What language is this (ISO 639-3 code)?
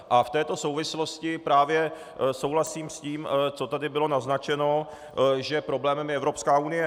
ces